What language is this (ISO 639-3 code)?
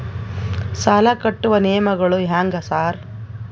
kan